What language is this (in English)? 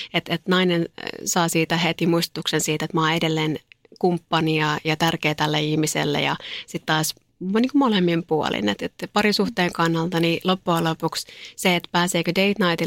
Finnish